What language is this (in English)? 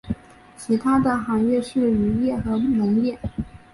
Chinese